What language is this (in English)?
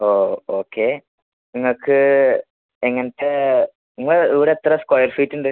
Malayalam